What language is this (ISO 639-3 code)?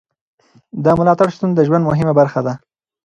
pus